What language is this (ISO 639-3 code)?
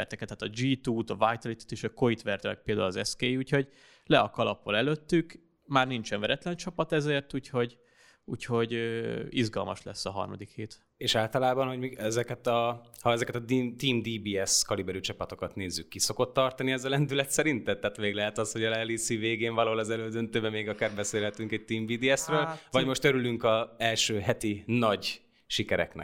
hun